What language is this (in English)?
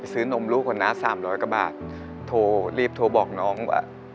Thai